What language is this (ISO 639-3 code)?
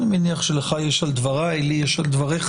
heb